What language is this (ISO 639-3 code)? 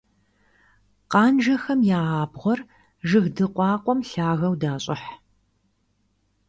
kbd